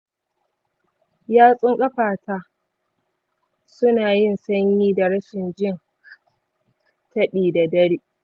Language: Hausa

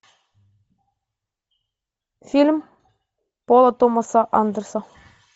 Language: Russian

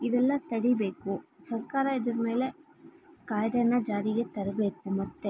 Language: Kannada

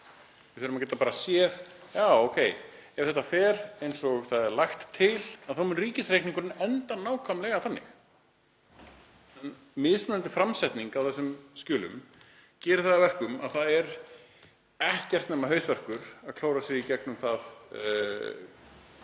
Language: Icelandic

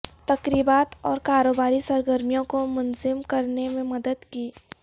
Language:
Urdu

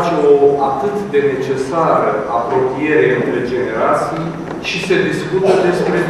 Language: Romanian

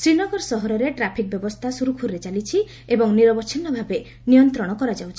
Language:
Odia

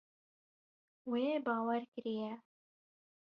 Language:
Kurdish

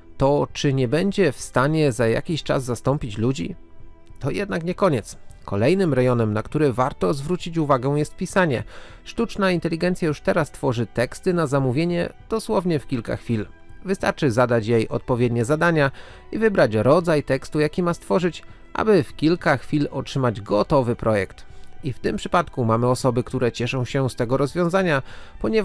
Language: Polish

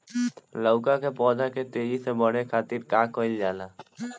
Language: Bhojpuri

